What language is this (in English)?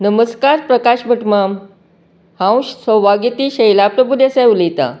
Konkani